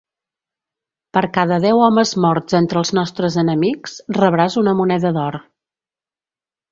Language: Catalan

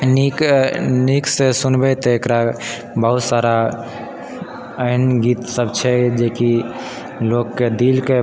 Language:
Maithili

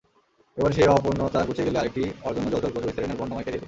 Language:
Bangla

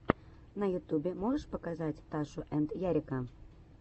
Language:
Russian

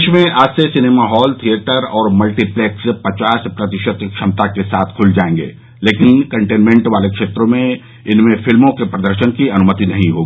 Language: Hindi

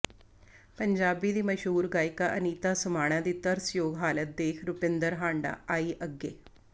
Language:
Punjabi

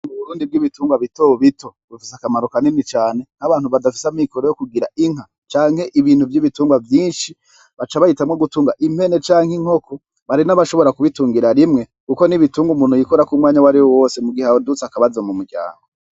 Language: Rundi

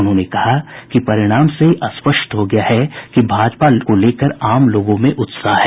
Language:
Hindi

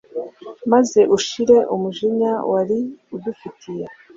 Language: Kinyarwanda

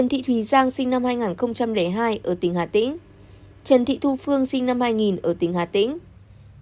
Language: Vietnamese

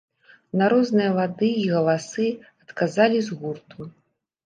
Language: Belarusian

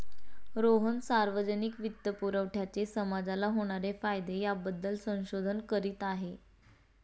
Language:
Marathi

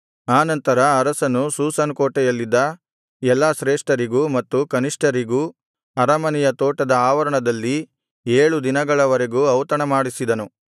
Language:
Kannada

